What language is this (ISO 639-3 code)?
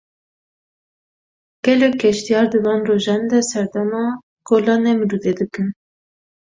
kur